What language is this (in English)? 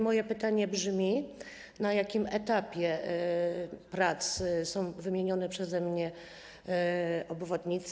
Polish